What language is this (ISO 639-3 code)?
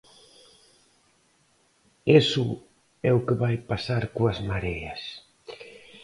glg